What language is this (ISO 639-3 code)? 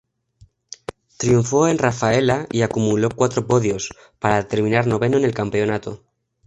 spa